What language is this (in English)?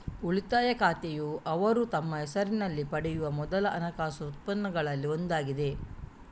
Kannada